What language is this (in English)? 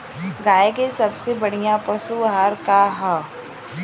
Bhojpuri